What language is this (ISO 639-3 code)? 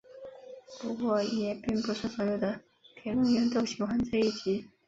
zho